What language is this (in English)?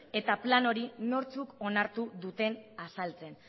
Basque